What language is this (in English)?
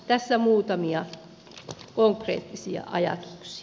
Finnish